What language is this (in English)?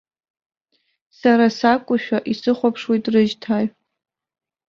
Abkhazian